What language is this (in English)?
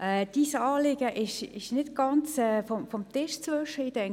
Swiss German